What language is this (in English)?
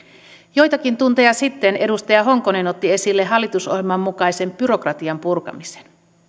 Finnish